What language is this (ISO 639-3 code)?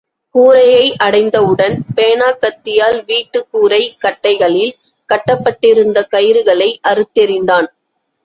tam